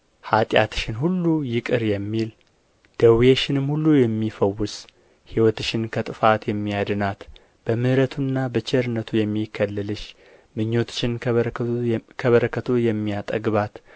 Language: Amharic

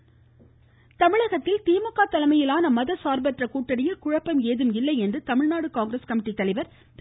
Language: Tamil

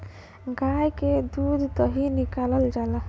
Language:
Bhojpuri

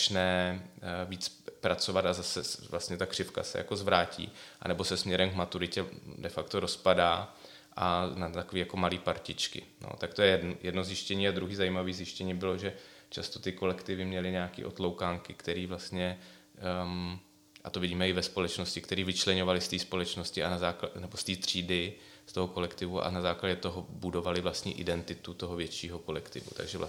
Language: Czech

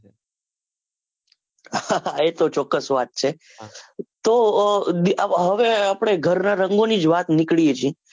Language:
Gujarati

